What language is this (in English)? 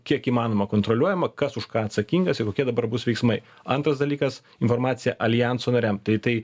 Lithuanian